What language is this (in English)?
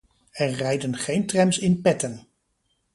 Dutch